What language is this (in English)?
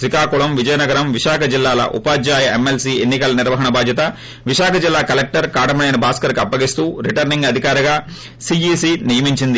Telugu